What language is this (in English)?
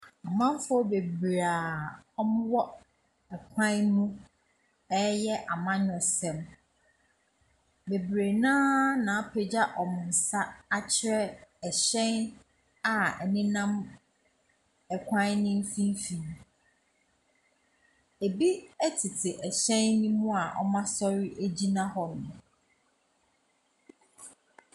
Akan